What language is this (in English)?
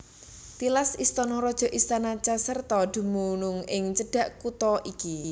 Javanese